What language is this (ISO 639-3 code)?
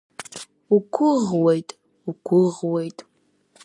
abk